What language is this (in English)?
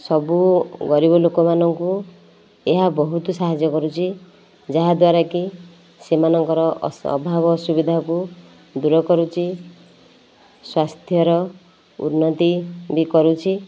Odia